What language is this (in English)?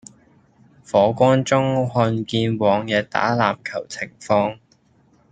Cantonese